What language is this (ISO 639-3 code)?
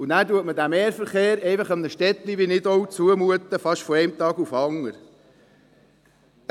gsw